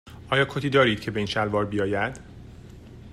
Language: Persian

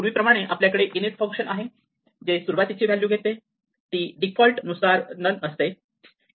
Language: Marathi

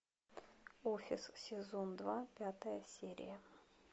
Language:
Russian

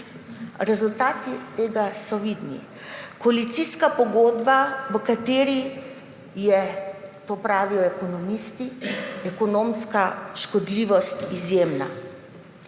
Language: Slovenian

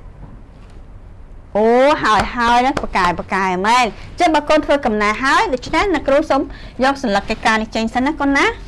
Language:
Thai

